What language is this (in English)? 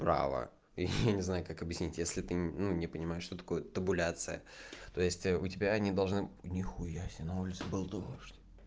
Russian